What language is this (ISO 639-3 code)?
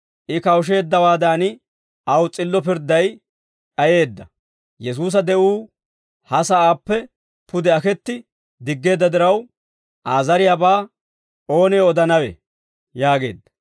dwr